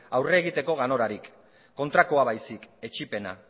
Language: Basque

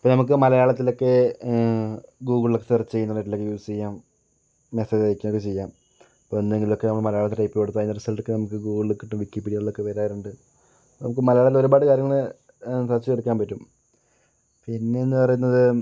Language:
Malayalam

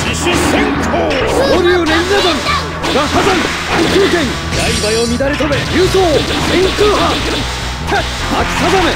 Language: Japanese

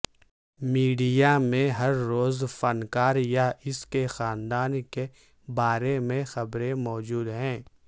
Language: Urdu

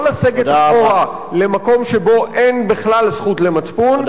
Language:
Hebrew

